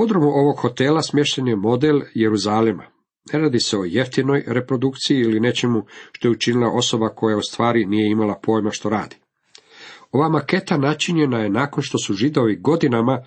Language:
Croatian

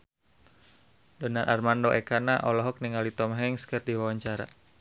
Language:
Sundanese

